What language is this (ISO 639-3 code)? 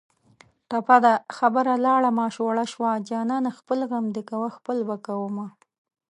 pus